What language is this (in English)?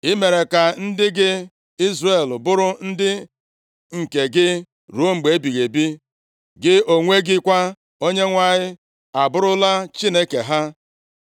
Igbo